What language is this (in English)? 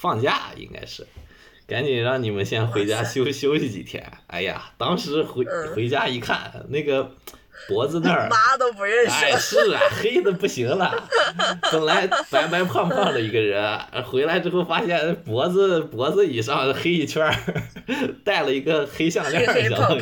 Chinese